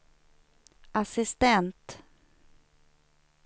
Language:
Swedish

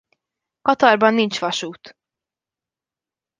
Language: Hungarian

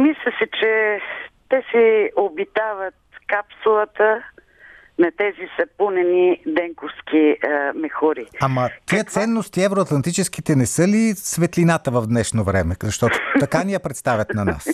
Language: Bulgarian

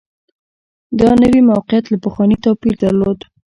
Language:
Pashto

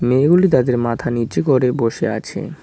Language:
Bangla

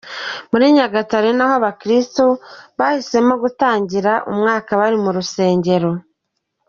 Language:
Kinyarwanda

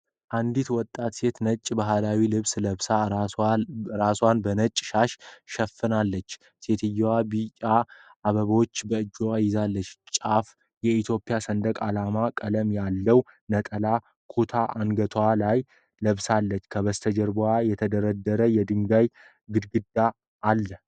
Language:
Amharic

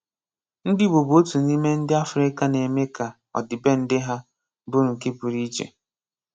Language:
Igbo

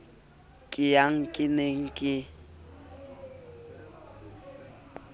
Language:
Southern Sotho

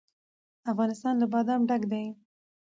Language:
Pashto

